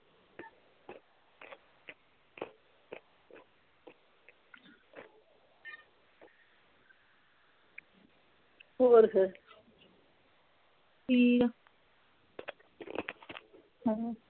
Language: Punjabi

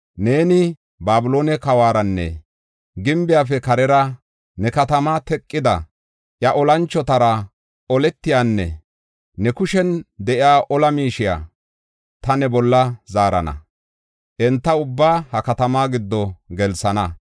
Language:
Gofa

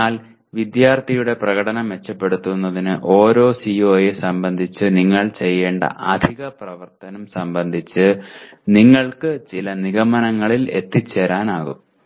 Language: Malayalam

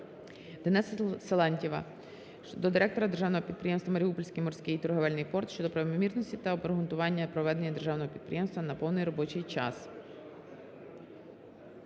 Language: Ukrainian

